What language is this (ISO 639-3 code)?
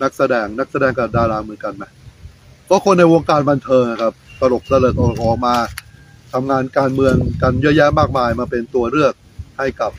tha